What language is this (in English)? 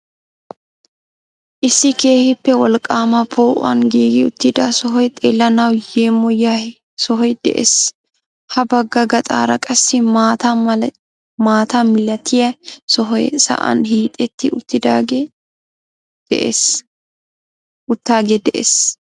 Wolaytta